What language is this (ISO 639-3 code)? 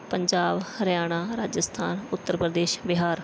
pan